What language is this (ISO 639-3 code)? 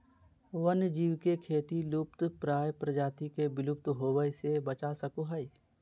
mag